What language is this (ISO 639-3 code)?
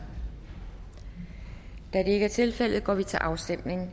dan